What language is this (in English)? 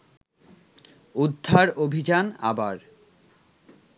Bangla